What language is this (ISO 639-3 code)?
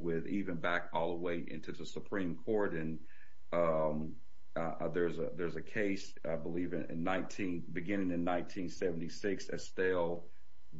eng